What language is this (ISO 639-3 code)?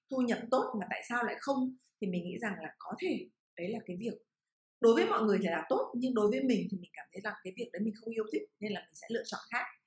vie